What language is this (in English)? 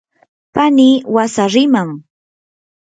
Yanahuanca Pasco Quechua